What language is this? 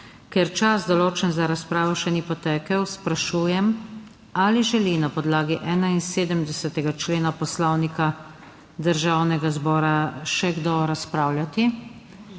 Slovenian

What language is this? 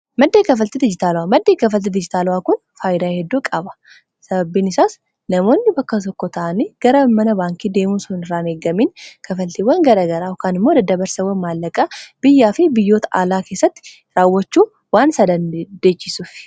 Oromo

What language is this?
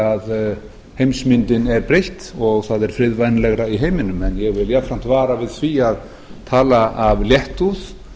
Icelandic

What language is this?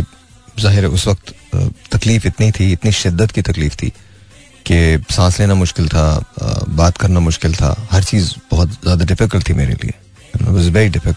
Hindi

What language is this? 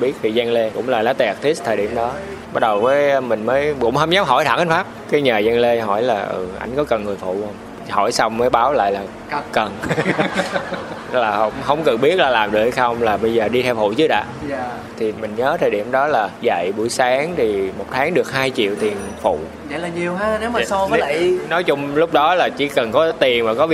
Vietnamese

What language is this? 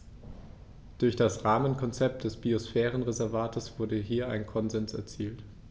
German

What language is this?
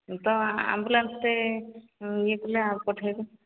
Odia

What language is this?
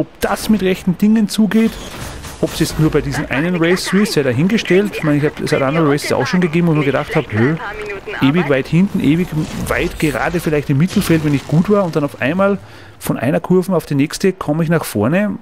German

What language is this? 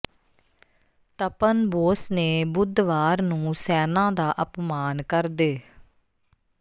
Punjabi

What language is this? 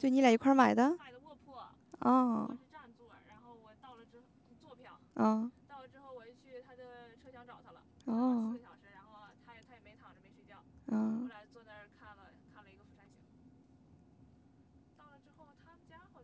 Chinese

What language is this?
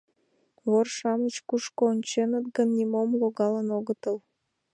Mari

